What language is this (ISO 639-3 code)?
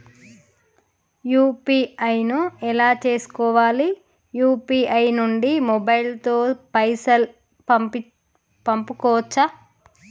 tel